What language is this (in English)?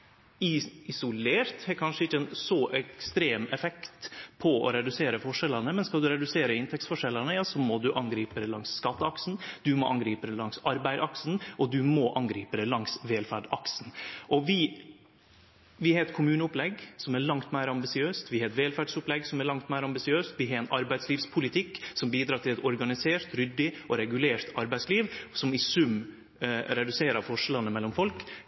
Norwegian Nynorsk